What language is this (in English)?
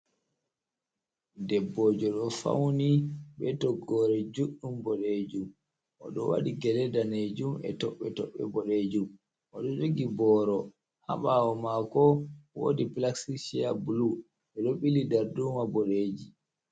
Fula